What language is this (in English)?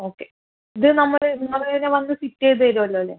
Malayalam